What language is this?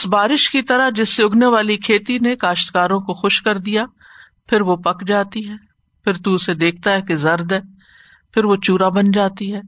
Urdu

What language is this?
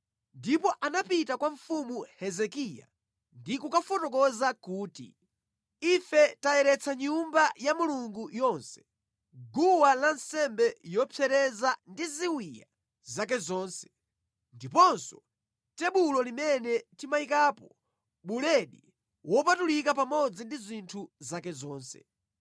Nyanja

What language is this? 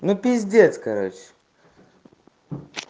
Russian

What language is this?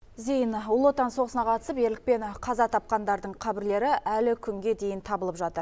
Kazakh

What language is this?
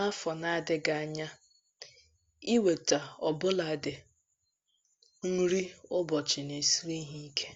Igbo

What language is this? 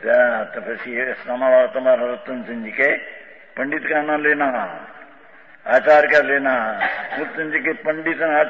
Romanian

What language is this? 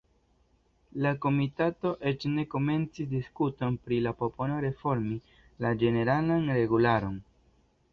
Esperanto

